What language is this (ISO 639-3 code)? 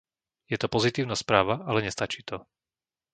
slk